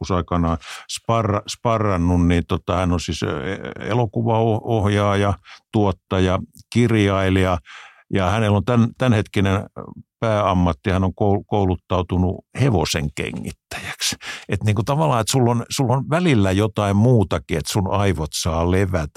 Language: Finnish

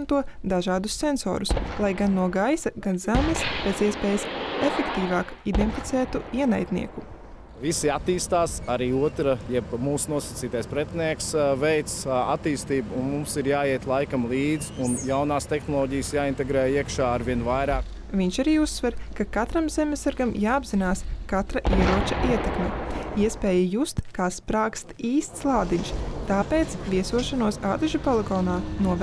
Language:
Latvian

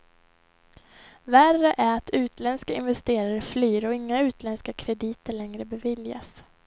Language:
Swedish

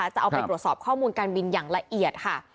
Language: Thai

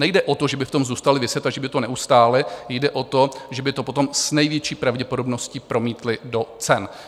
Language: Czech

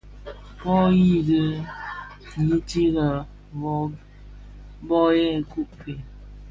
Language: Bafia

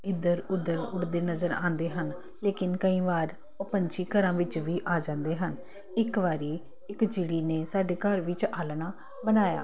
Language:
Punjabi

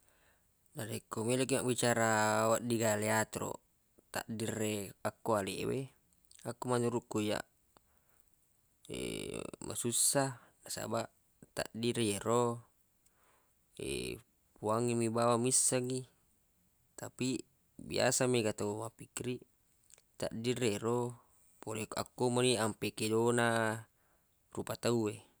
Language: Buginese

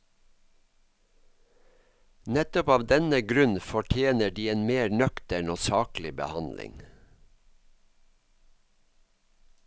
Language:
Norwegian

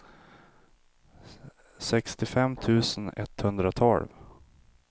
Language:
Swedish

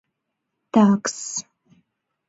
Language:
Mari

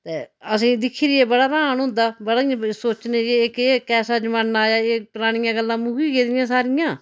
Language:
Dogri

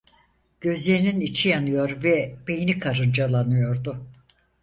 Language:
Turkish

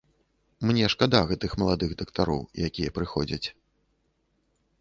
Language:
Belarusian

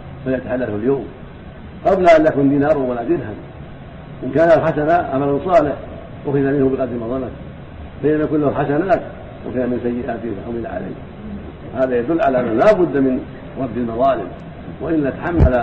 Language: Arabic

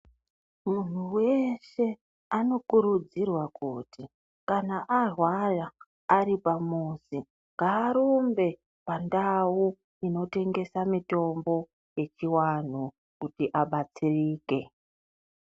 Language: Ndau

